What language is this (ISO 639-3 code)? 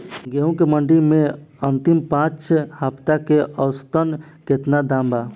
bho